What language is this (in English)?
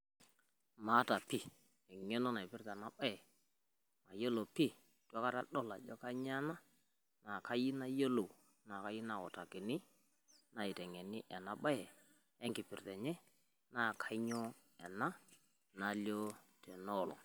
Masai